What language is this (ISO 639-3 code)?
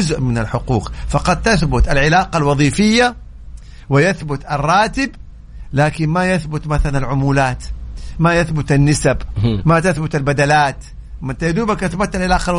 ara